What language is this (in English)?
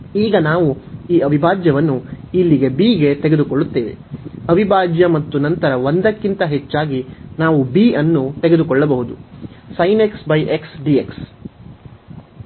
Kannada